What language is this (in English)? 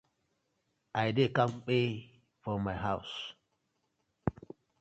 Nigerian Pidgin